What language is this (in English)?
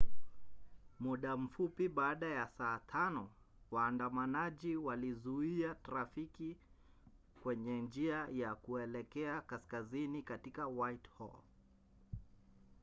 Swahili